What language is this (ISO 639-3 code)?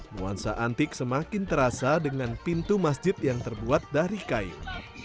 ind